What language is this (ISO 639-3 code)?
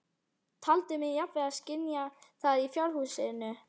isl